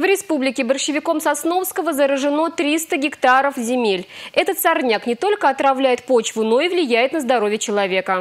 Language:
Russian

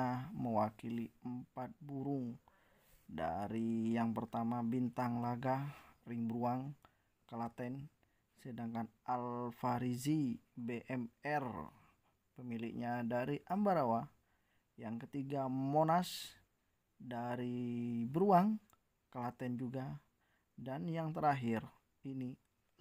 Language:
Indonesian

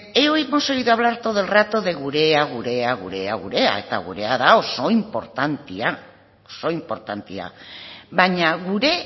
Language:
Basque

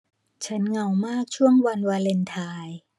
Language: Thai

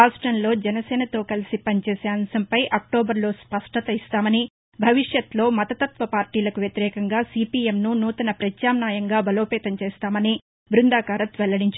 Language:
Telugu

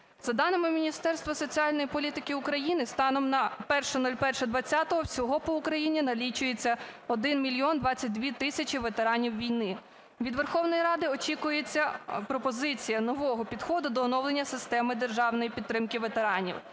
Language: Ukrainian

